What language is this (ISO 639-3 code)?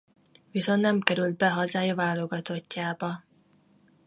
hun